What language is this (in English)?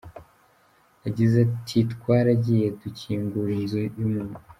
Kinyarwanda